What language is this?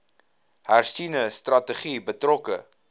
Afrikaans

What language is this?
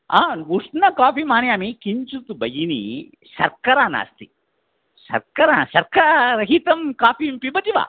Sanskrit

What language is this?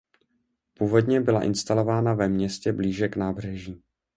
Czech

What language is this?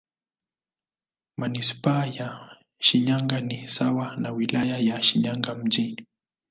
Swahili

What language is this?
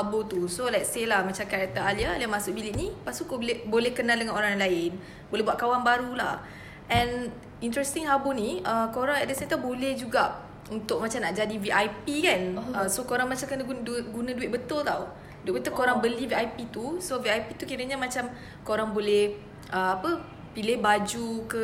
Malay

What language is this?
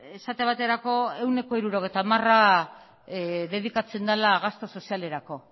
Basque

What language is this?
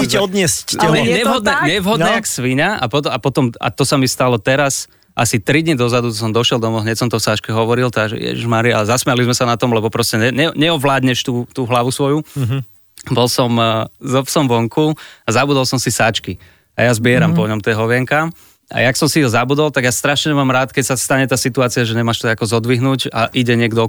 Slovak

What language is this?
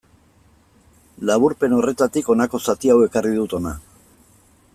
Basque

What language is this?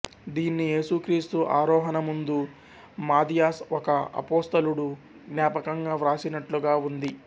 Telugu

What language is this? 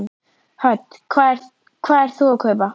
Icelandic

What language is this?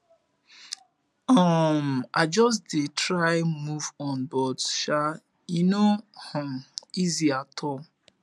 Nigerian Pidgin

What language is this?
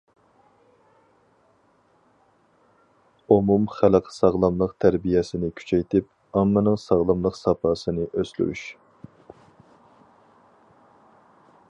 Uyghur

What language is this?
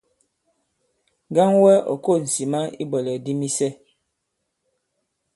Bankon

